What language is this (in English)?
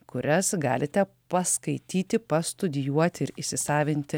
Lithuanian